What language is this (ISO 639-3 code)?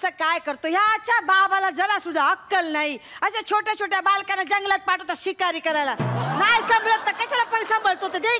hin